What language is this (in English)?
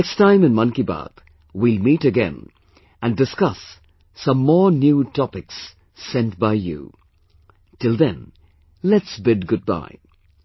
English